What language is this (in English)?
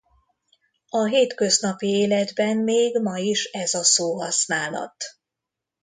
Hungarian